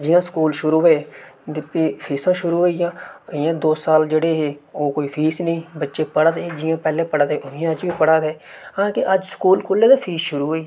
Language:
Dogri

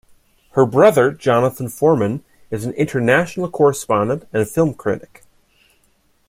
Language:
English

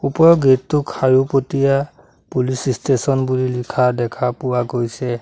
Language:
Assamese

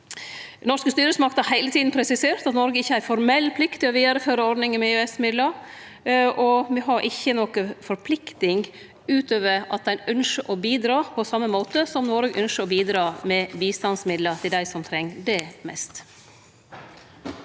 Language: Norwegian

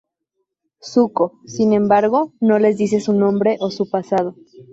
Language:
Spanish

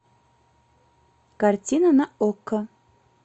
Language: Russian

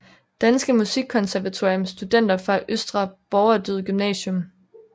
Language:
Danish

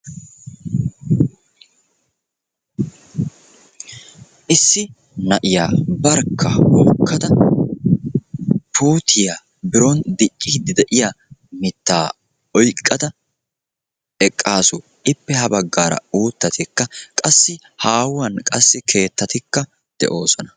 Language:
Wolaytta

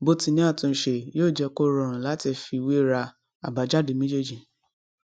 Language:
Yoruba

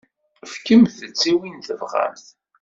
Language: Kabyle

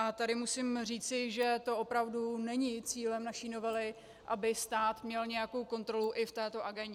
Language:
Czech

